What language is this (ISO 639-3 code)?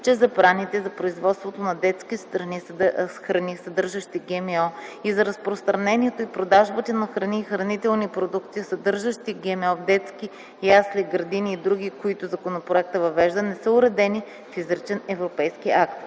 bul